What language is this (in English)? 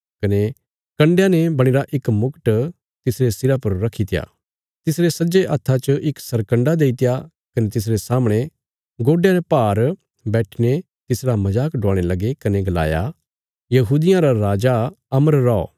Bilaspuri